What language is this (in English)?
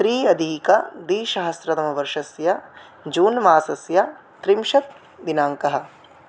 Sanskrit